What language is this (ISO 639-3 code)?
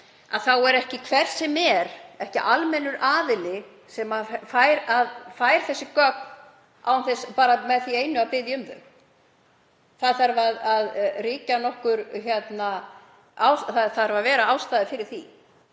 isl